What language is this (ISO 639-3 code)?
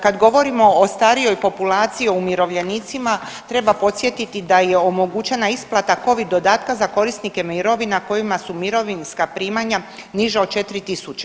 hrv